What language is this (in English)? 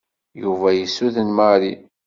Kabyle